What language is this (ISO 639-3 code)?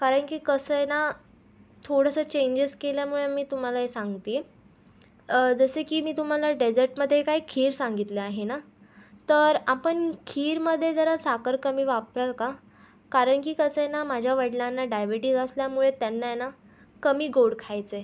mar